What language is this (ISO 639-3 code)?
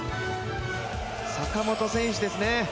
jpn